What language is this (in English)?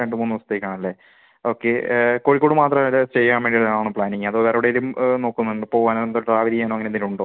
Malayalam